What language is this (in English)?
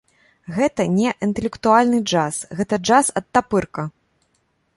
Belarusian